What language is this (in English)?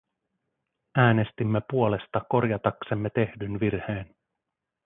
Finnish